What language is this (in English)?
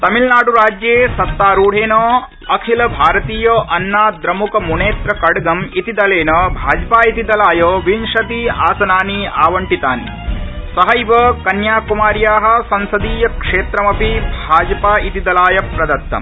Sanskrit